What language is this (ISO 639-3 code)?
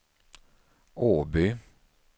swe